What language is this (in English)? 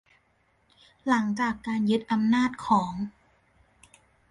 Thai